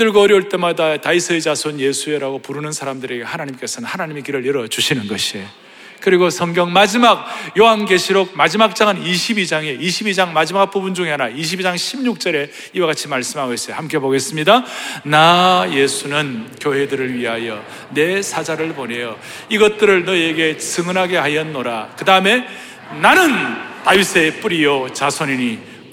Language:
Korean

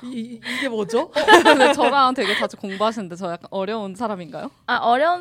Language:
Korean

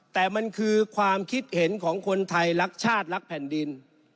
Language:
Thai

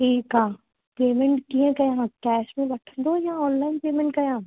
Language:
Sindhi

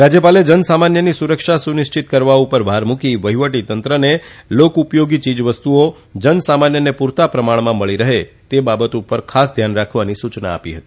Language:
Gujarati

